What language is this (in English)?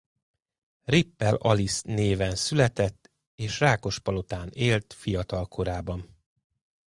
Hungarian